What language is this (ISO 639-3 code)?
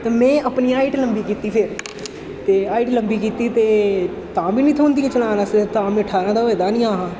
doi